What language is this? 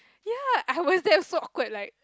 English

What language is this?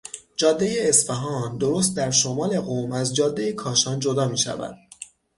Persian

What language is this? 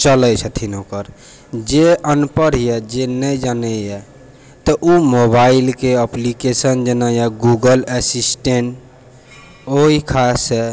Maithili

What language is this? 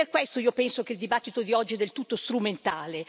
Italian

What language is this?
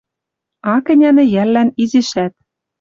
Western Mari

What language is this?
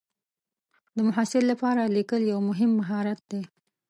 Pashto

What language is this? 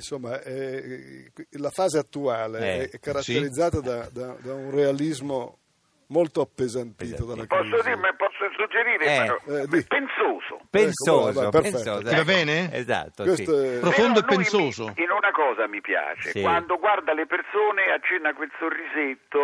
Italian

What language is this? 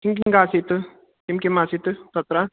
Sanskrit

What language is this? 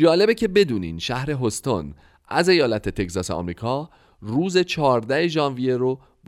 Persian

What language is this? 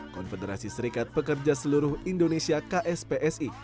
Indonesian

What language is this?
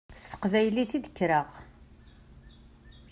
Kabyle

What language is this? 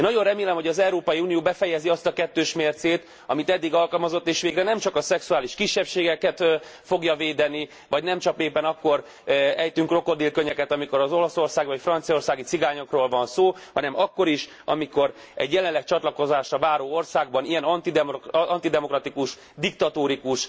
Hungarian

